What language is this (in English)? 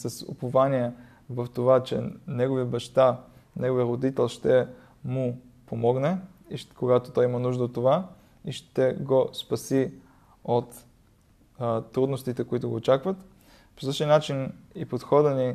Bulgarian